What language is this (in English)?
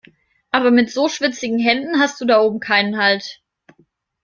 German